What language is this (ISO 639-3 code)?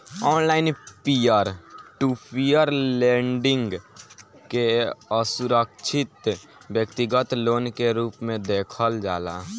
bho